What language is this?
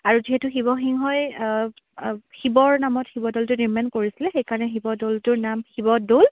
Assamese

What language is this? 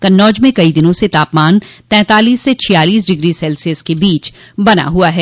Hindi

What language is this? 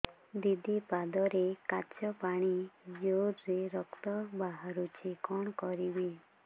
Odia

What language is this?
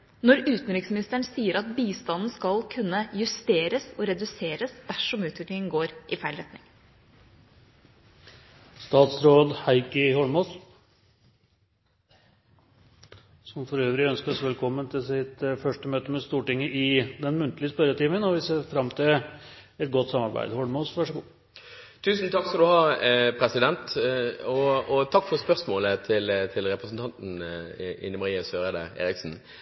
Norwegian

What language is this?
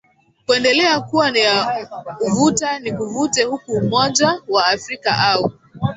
Swahili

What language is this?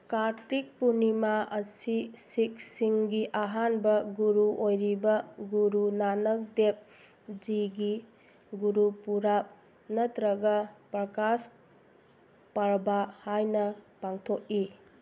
Manipuri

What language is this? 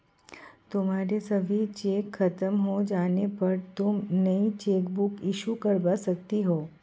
Hindi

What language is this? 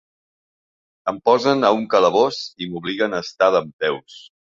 Catalan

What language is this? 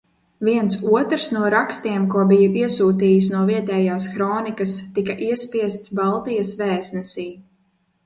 Latvian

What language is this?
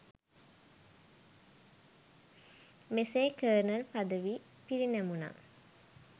Sinhala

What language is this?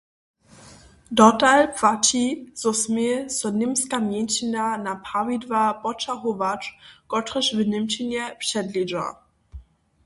Upper Sorbian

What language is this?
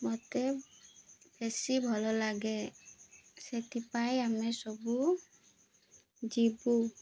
Odia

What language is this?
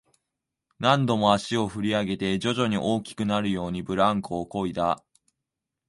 Japanese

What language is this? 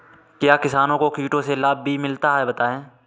Hindi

